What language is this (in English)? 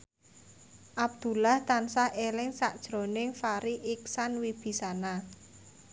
Javanese